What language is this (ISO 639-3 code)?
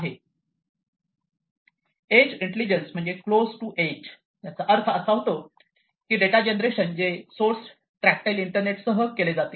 mar